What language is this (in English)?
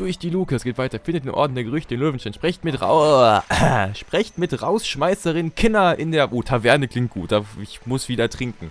German